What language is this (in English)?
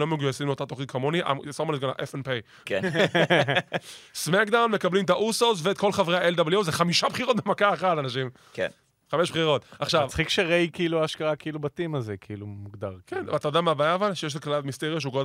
Hebrew